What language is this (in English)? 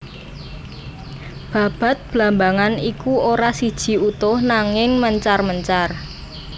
Javanese